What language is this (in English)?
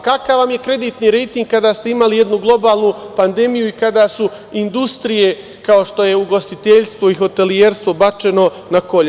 Serbian